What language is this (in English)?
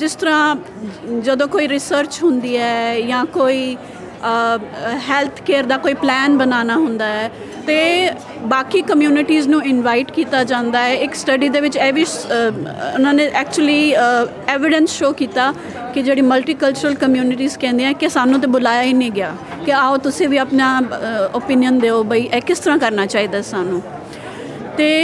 Punjabi